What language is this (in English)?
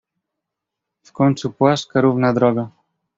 Polish